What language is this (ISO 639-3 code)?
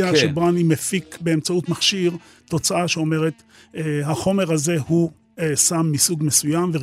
heb